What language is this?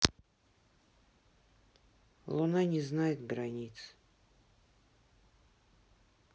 Russian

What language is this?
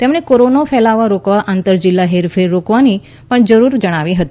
Gujarati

